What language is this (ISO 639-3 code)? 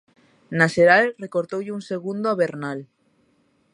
glg